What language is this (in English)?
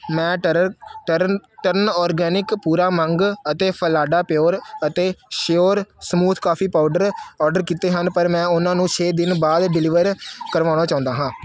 Punjabi